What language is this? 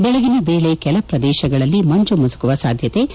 Kannada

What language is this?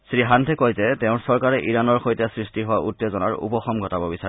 Assamese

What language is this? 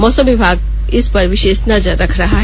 Hindi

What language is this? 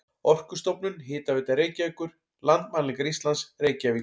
Icelandic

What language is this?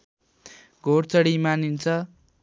Nepali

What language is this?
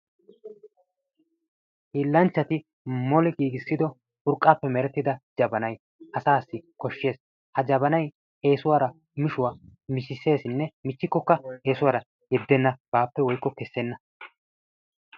Wolaytta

